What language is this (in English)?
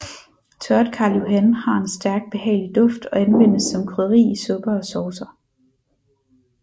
Danish